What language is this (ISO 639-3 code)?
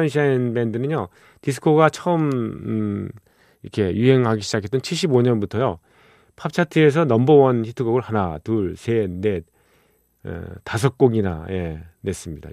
kor